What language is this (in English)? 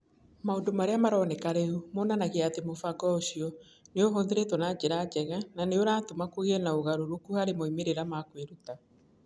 Kikuyu